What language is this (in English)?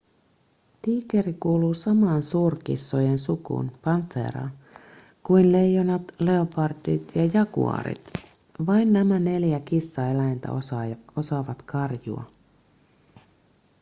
Finnish